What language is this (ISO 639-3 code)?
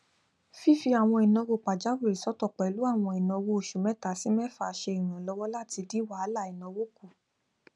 yor